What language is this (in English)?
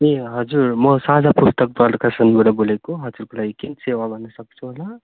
Nepali